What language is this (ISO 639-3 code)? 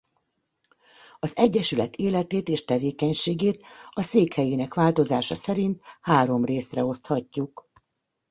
hun